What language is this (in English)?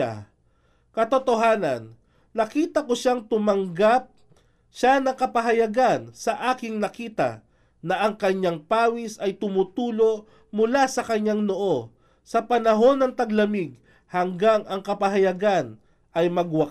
Filipino